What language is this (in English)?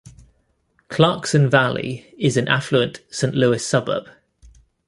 English